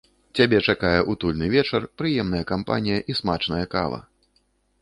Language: Belarusian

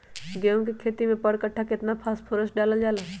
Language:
Magahi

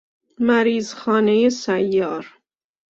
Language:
Persian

